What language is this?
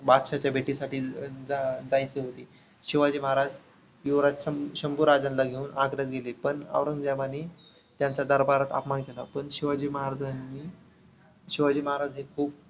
Marathi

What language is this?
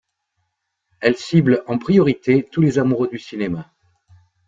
French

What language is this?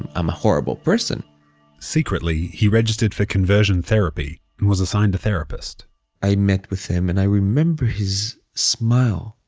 English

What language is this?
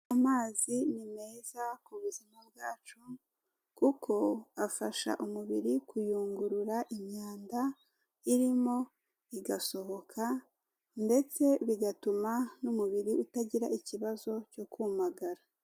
Kinyarwanda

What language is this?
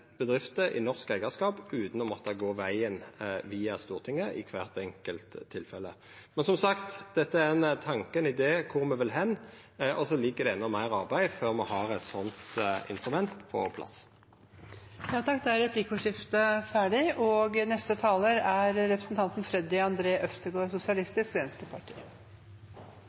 Norwegian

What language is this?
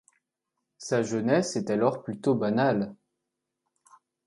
French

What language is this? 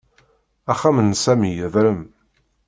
Kabyle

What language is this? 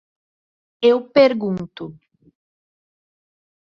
Portuguese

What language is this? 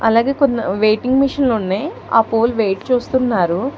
Telugu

